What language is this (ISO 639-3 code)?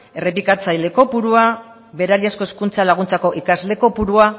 eus